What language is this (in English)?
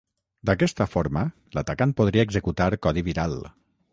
Catalan